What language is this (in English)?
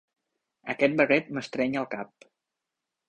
Catalan